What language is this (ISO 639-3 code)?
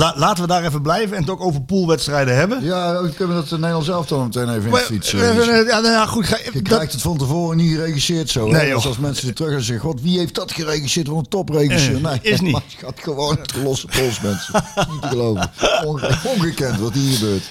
nld